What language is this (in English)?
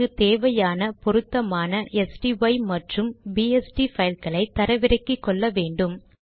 Tamil